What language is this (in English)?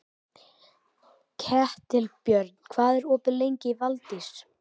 Icelandic